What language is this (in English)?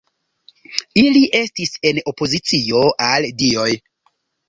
Esperanto